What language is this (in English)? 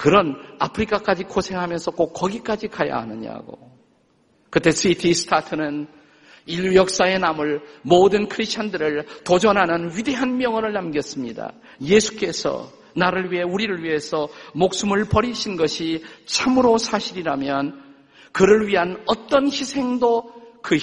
Korean